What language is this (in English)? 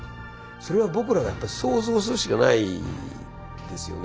Japanese